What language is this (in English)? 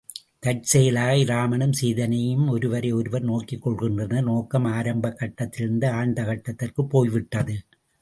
Tamil